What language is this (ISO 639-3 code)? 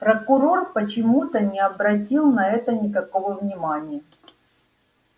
rus